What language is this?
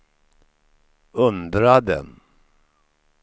Swedish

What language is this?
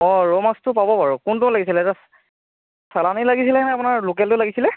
Assamese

